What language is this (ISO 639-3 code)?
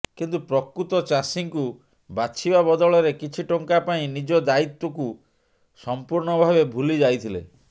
ori